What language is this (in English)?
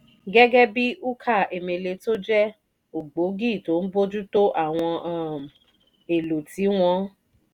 Yoruba